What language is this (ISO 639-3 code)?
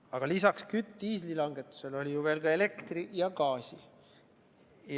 est